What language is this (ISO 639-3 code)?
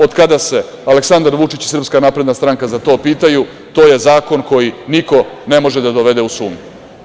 srp